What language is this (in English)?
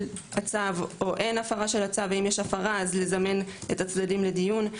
Hebrew